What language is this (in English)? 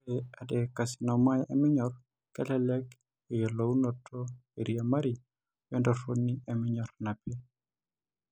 Masai